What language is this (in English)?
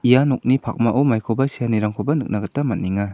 Garo